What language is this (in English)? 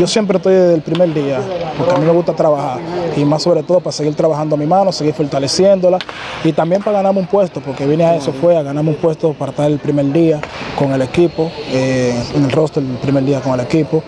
Spanish